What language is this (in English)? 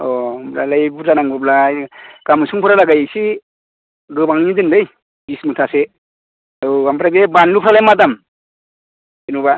Bodo